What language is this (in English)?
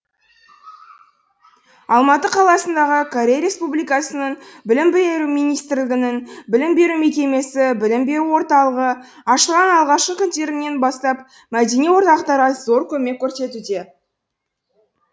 Kazakh